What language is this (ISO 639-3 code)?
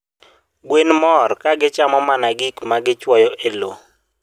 luo